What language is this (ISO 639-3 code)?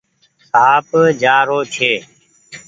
gig